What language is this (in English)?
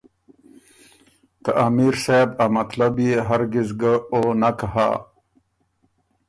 Ormuri